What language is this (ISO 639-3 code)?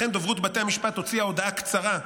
heb